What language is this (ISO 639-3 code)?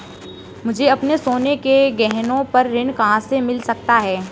hin